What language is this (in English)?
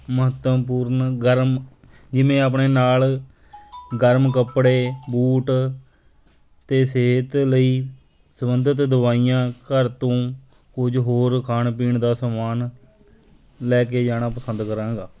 Punjabi